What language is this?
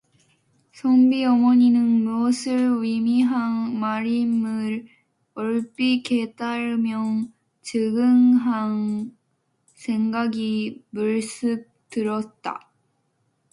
Korean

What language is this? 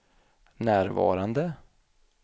Swedish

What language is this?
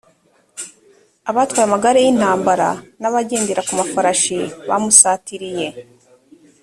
Kinyarwanda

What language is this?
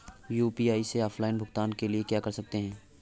Hindi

